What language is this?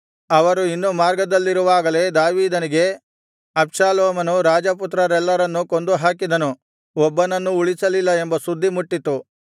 Kannada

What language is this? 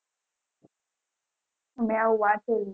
Gujarati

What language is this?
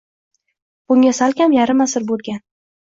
Uzbek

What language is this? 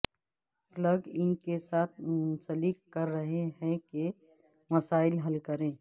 Urdu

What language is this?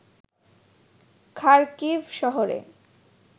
Bangla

